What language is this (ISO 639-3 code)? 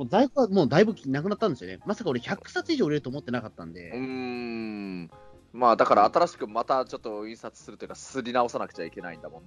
jpn